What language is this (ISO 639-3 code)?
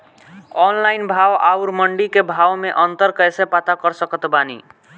bho